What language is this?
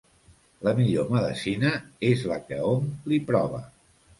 Catalan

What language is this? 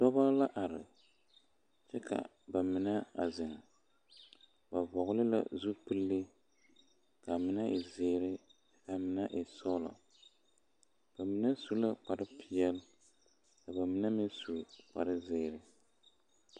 Southern Dagaare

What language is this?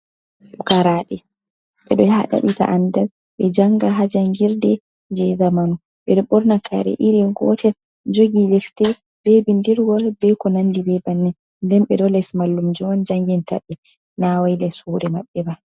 Fula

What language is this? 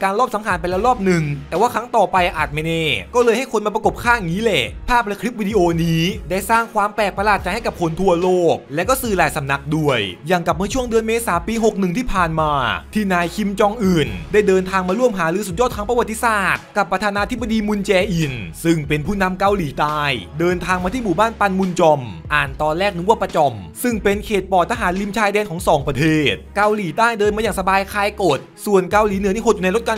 Thai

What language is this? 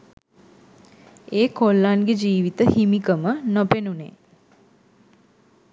Sinhala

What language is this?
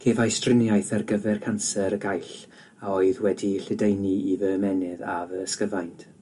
Welsh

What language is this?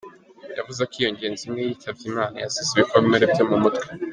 Kinyarwanda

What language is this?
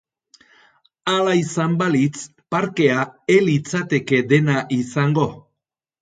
Basque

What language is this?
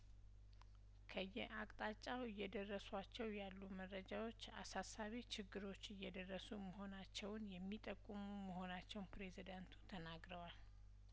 Amharic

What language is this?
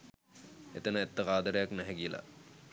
Sinhala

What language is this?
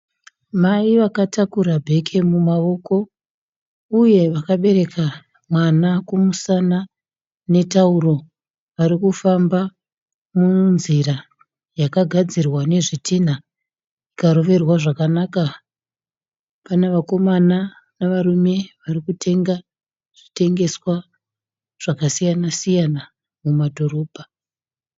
Shona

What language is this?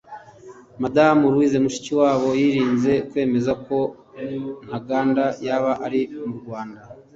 Kinyarwanda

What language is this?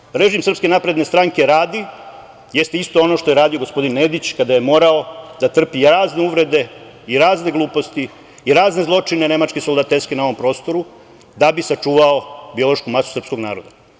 Serbian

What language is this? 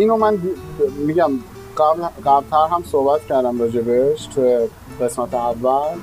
Persian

